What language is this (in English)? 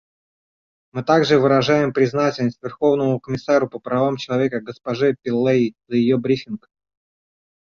Russian